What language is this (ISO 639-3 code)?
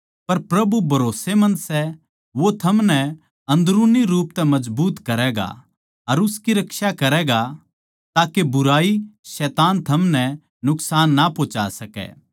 bgc